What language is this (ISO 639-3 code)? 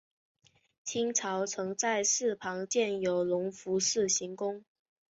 zho